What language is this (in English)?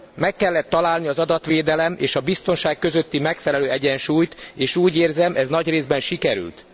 Hungarian